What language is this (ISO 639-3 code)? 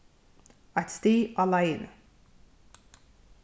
fao